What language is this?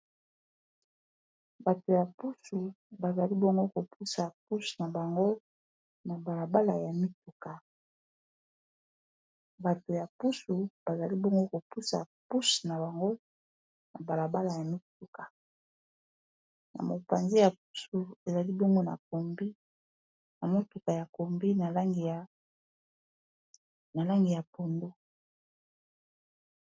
Lingala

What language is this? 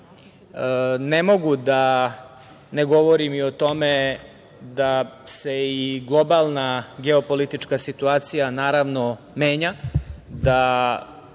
Serbian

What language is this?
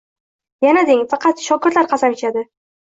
Uzbek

